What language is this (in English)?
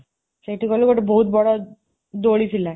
Odia